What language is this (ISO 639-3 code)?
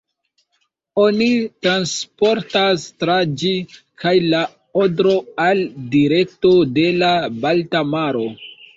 epo